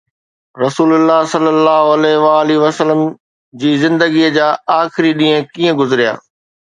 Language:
Sindhi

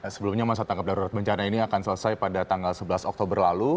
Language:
Indonesian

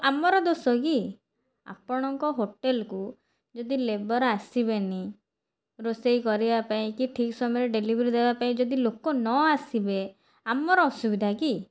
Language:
Odia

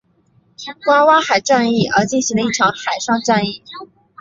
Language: Chinese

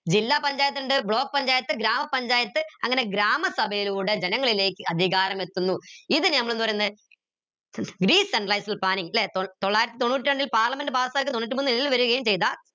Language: Malayalam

